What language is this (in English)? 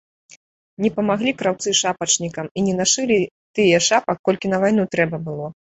Belarusian